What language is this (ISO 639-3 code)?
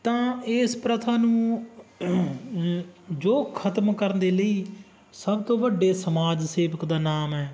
pan